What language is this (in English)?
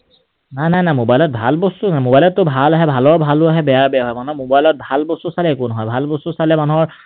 Assamese